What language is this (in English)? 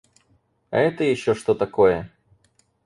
Russian